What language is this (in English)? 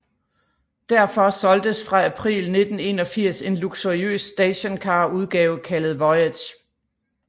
Danish